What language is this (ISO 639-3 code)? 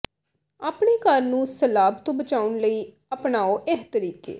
pan